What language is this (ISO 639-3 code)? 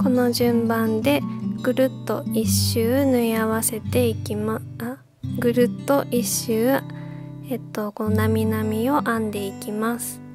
jpn